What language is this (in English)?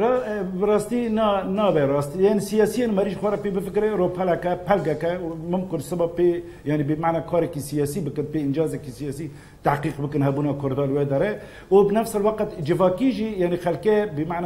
Arabic